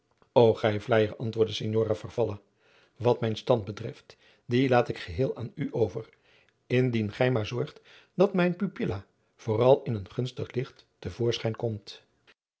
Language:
Dutch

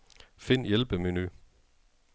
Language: Danish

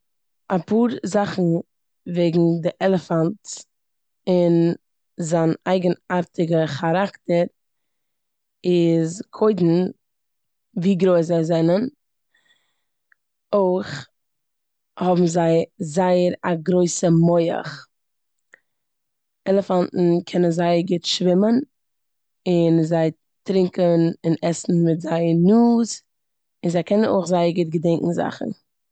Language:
Yiddish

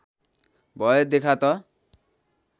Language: Nepali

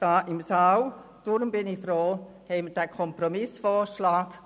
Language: Swiss German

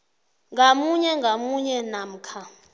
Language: South Ndebele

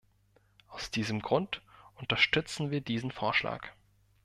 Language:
German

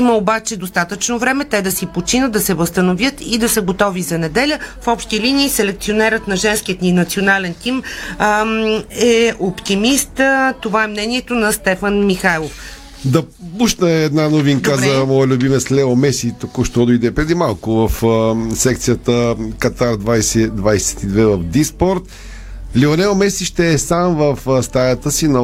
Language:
Bulgarian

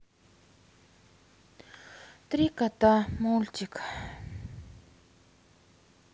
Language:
Russian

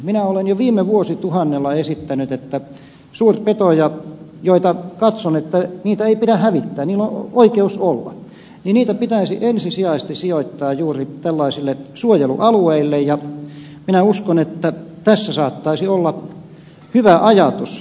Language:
Finnish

